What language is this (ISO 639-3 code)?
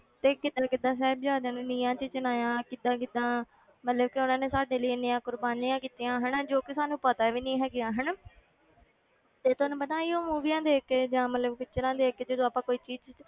pan